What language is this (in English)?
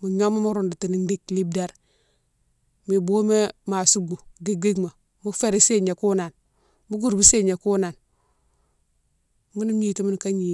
Mansoanka